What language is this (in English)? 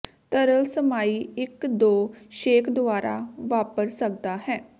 Punjabi